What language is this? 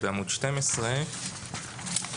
Hebrew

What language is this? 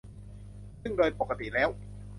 Thai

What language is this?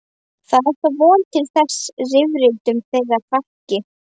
Icelandic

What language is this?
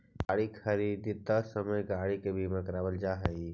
Magahi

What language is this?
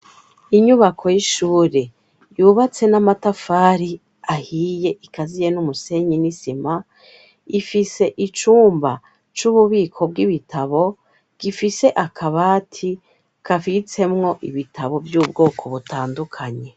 Rundi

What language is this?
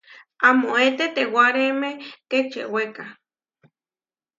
Huarijio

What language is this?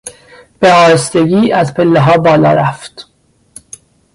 Persian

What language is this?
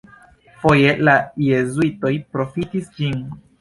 Esperanto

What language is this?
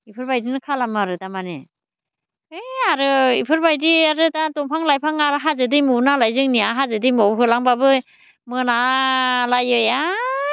Bodo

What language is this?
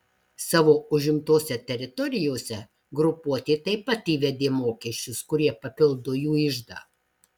Lithuanian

